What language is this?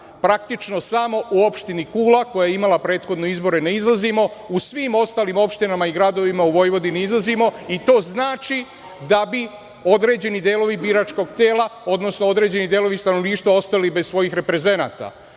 Serbian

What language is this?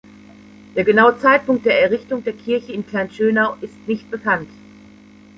German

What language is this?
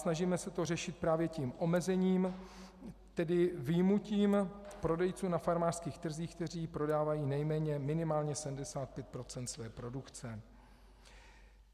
Czech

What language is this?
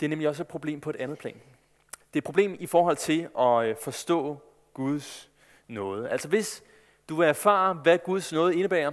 Danish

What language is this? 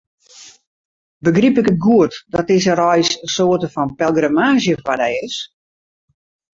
Western Frisian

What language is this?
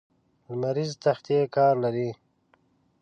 Pashto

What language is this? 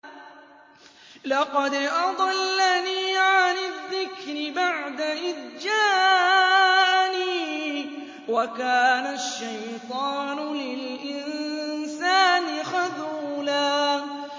Arabic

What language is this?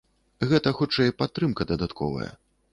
Belarusian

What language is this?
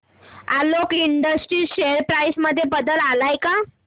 Marathi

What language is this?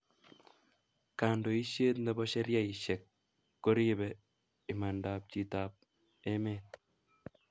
Kalenjin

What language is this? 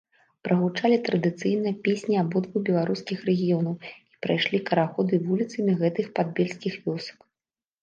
Belarusian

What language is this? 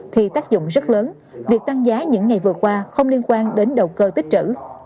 Vietnamese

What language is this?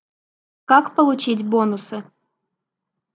Russian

